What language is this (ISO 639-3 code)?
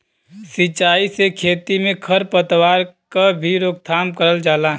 bho